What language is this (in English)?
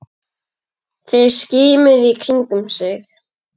Icelandic